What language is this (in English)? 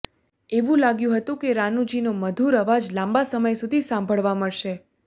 Gujarati